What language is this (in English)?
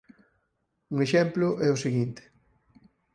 Galician